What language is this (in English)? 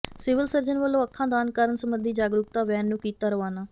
Punjabi